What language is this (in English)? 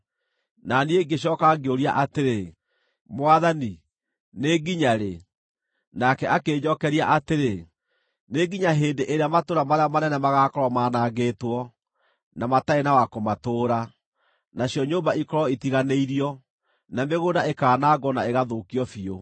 Kikuyu